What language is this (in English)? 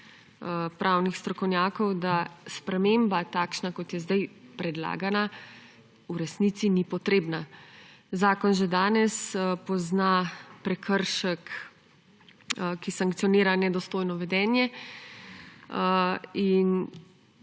Slovenian